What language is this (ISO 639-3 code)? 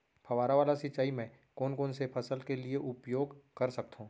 hne